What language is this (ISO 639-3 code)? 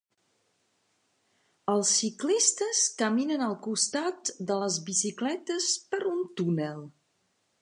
cat